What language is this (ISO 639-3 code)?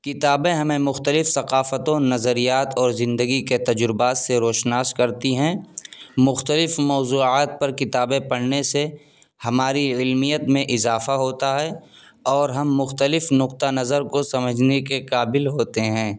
urd